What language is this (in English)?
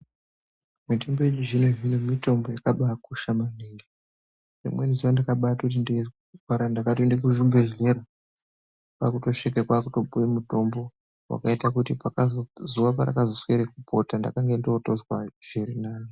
Ndau